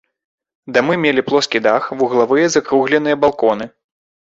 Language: Belarusian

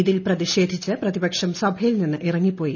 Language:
Malayalam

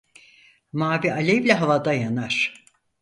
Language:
Turkish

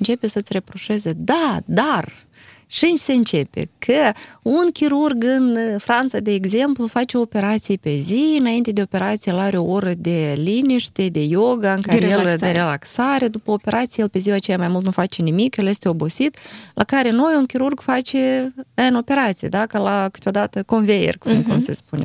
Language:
Romanian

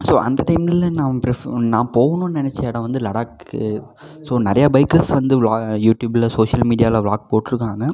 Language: Tamil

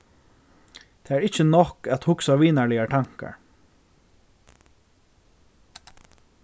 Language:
Faroese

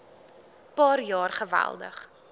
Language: Afrikaans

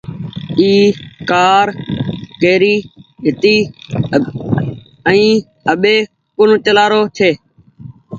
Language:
Goaria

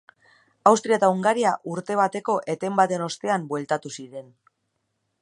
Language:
Basque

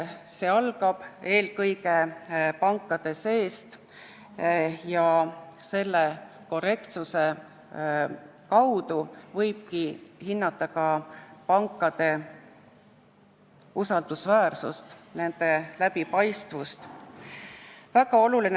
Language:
Estonian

